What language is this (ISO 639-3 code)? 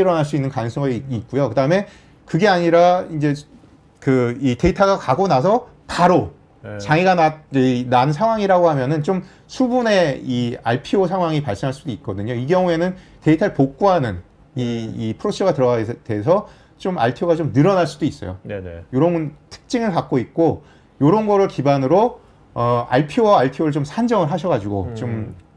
kor